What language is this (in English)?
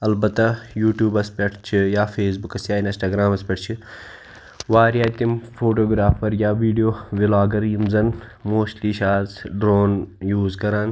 Kashmiri